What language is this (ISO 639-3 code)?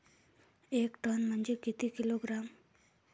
mar